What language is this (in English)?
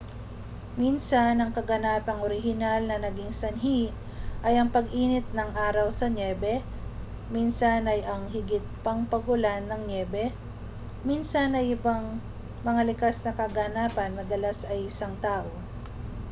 Filipino